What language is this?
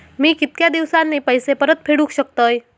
Marathi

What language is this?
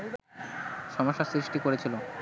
Bangla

